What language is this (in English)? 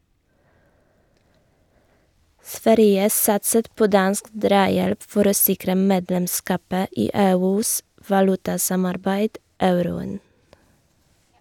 Norwegian